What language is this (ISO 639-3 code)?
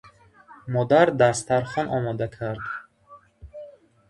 tgk